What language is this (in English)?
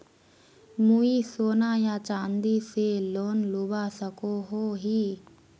Magahi